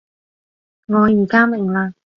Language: Cantonese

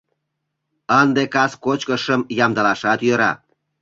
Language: Mari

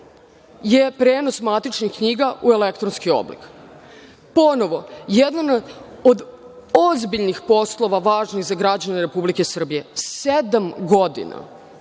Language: Serbian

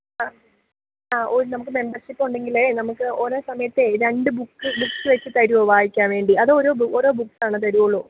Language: Malayalam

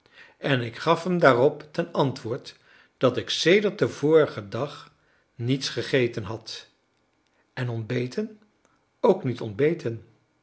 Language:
Dutch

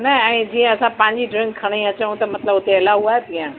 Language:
Sindhi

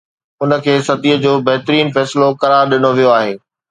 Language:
Sindhi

